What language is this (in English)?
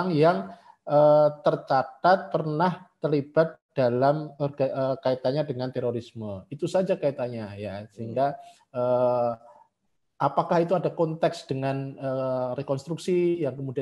Indonesian